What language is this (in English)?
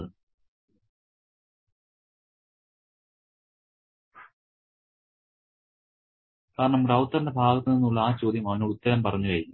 Malayalam